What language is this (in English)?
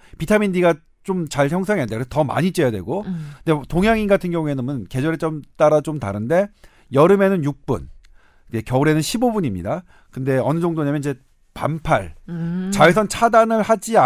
Korean